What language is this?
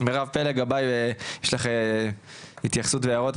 Hebrew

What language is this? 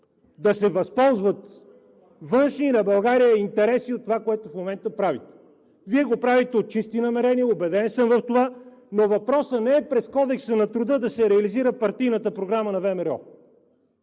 Bulgarian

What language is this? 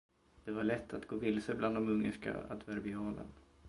Swedish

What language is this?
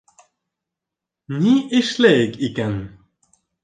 Bashkir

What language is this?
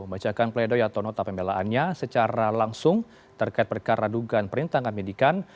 Indonesian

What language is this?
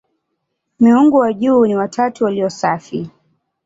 Swahili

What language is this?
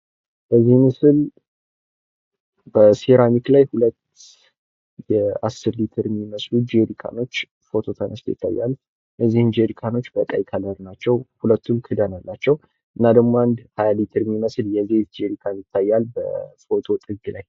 Amharic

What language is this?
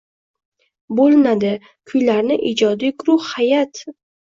Uzbek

